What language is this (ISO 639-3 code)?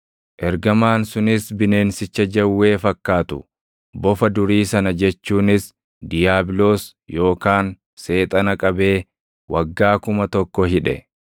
orm